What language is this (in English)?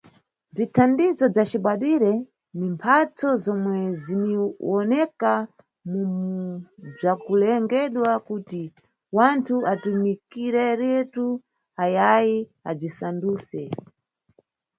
Nyungwe